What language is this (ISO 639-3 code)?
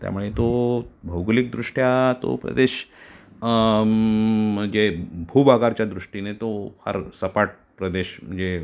mar